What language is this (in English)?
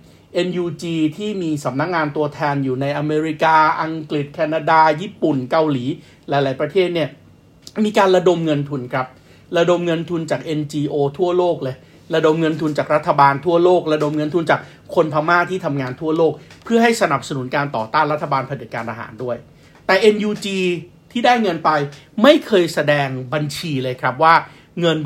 Thai